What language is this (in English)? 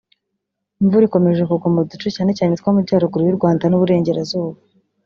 Kinyarwanda